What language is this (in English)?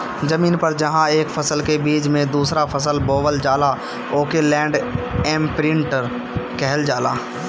Bhojpuri